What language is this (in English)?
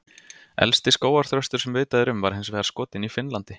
Icelandic